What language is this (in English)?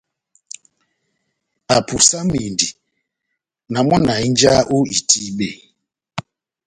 Batanga